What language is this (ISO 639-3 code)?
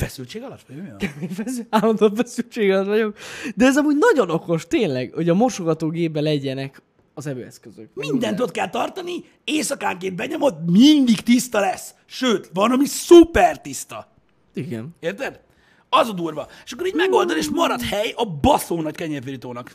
hun